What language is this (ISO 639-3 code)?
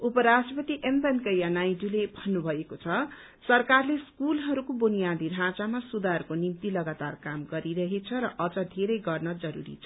nep